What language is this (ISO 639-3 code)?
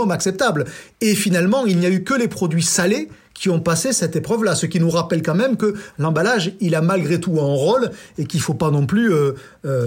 fra